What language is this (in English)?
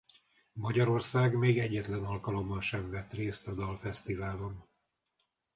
Hungarian